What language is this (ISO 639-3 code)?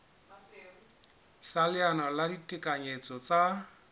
sot